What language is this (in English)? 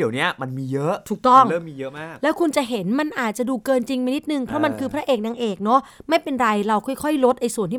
Thai